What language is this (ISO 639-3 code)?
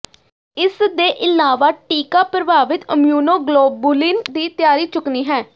pan